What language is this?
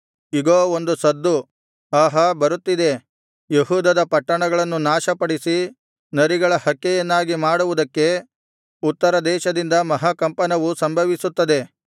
Kannada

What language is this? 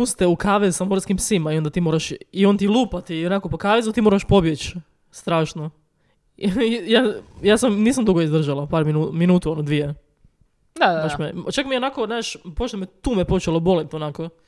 Croatian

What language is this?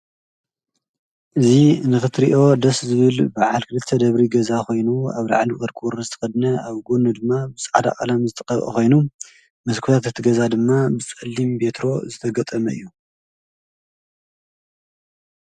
Tigrinya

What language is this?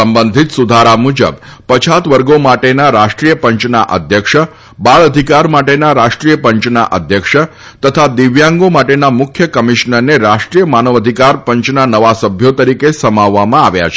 Gujarati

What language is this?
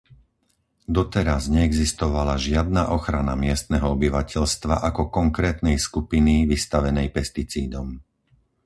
Slovak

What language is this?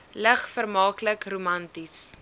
Afrikaans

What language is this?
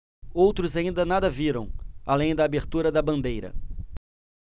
Portuguese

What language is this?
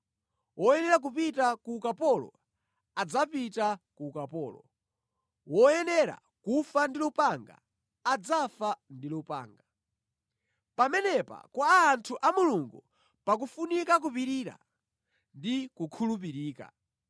Nyanja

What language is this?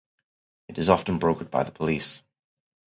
English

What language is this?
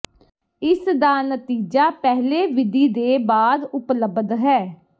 Punjabi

